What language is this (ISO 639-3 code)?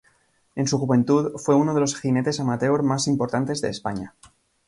spa